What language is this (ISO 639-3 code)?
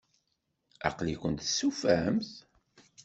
kab